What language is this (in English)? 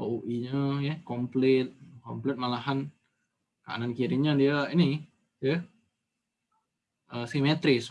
Indonesian